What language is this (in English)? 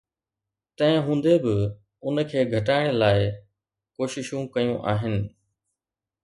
Sindhi